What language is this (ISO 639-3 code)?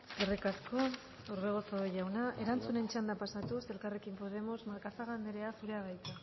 eus